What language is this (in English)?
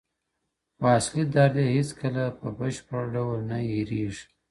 Pashto